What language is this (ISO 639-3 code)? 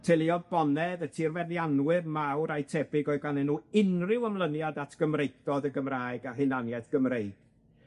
cym